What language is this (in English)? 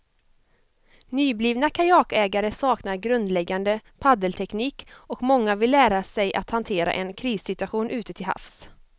Swedish